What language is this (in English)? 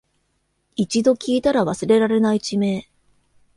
Japanese